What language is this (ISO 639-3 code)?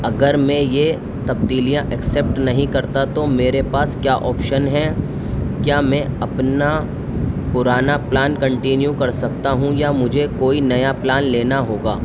urd